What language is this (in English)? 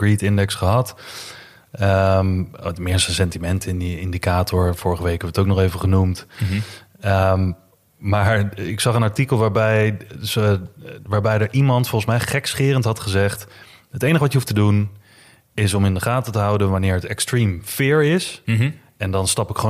Dutch